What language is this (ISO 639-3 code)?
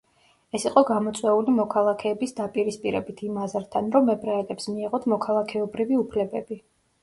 kat